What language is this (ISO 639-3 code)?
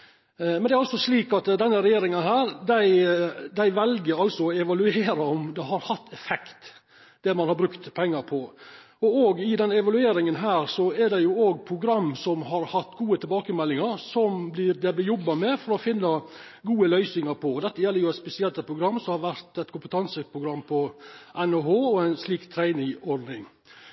nno